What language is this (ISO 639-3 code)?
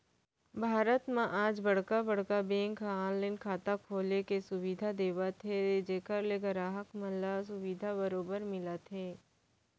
hne